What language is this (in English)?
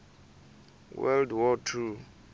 Tsonga